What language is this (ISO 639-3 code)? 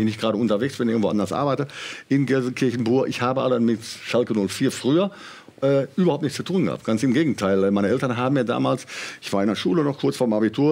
deu